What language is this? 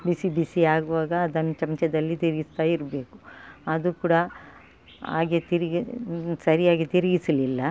Kannada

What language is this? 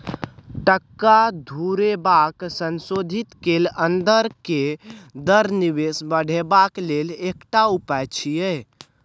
Maithili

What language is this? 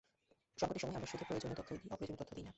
Bangla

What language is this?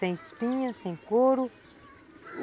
Portuguese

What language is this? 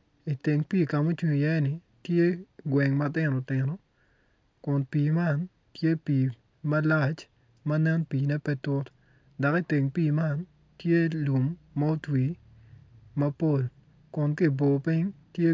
Acoli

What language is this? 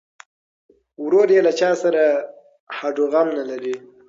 Pashto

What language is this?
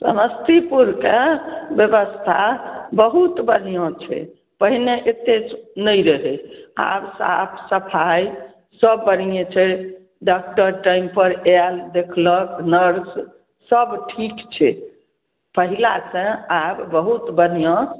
Maithili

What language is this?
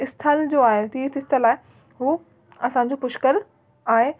Sindhi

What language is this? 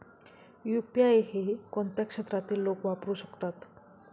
Marathi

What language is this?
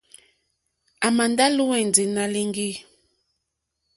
Mokpwe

